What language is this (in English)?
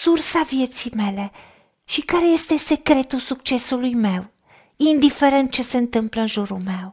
Romanian